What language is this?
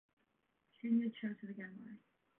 Welsh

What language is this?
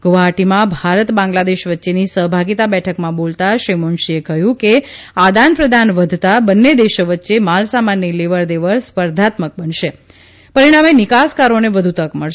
Gujarati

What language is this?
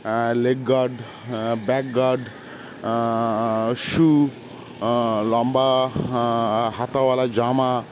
Bangla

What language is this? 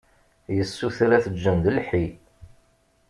Kabyle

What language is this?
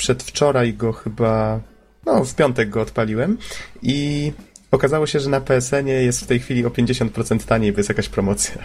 Polish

